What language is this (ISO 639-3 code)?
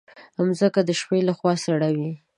pus